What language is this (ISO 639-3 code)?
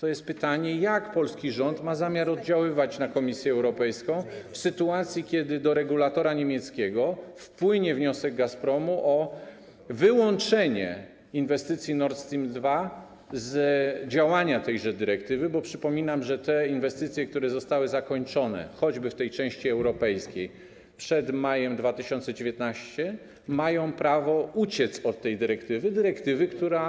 pol